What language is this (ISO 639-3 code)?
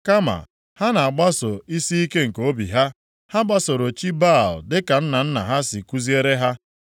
ibo